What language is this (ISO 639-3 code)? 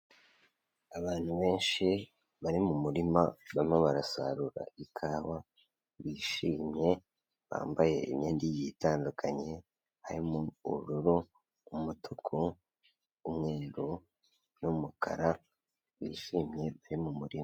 kin